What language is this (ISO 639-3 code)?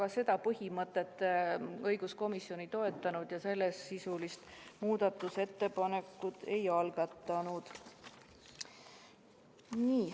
est